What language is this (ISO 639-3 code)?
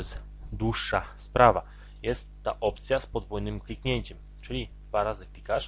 pol